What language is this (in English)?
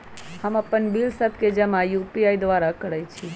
Magahi